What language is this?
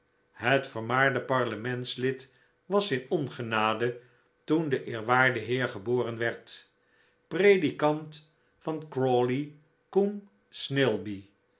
Dutch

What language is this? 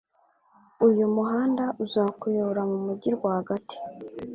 Kinyarwanda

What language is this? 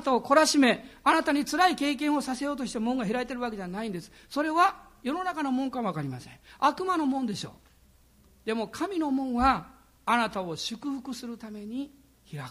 Japanese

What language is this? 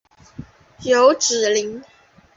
Chinese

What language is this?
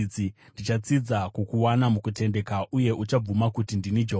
Shona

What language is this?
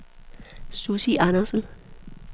Danish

